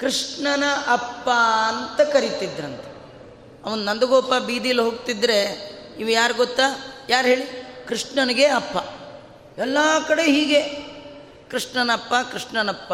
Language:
Kannada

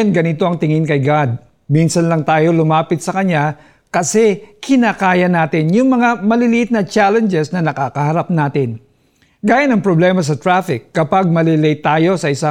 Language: Filipino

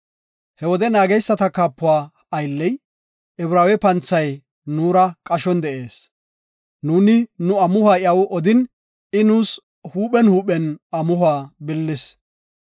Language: Gofa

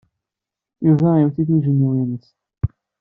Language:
Kabyle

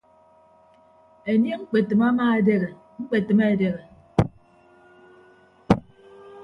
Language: Ibibio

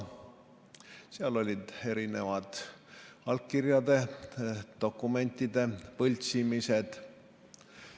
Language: Estonian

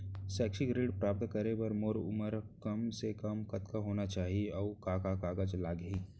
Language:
Chhattisgarhi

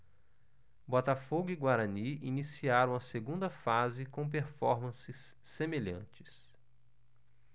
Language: Portuguese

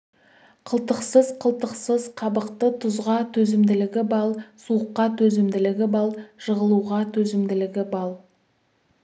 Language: Kazakh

